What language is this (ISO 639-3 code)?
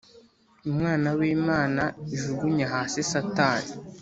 kin